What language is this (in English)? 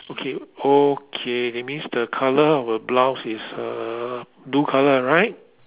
English